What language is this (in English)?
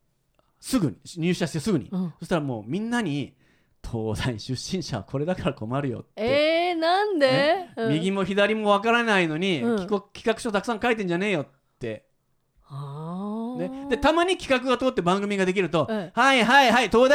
Japanese